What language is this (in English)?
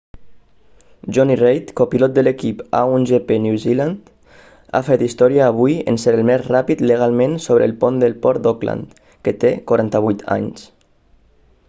Catalan